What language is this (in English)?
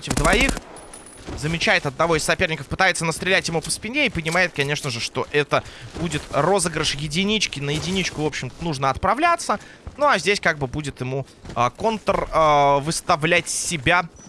Russian